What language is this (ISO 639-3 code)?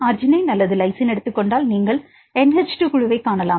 tam